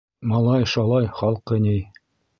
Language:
Bashkir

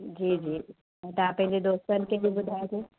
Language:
Sindhi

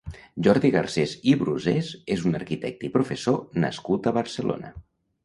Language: Catalan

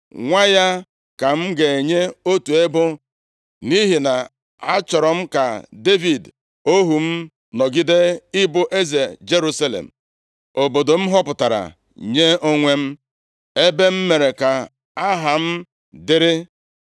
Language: Igbo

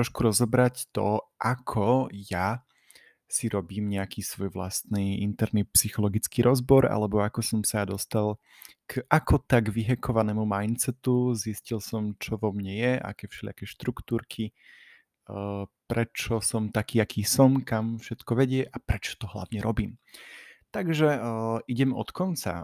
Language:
Slovak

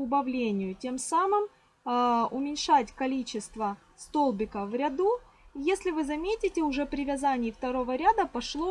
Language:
Russian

